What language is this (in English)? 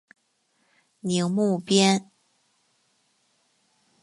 Chinese